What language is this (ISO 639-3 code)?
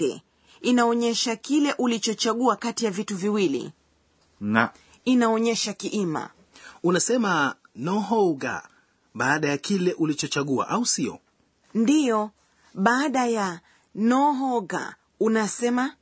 swa